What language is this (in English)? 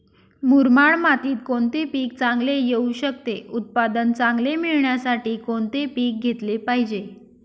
Marathi